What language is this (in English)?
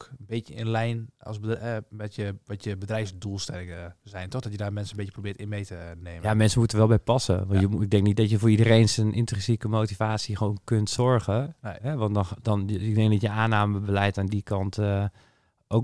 Dutch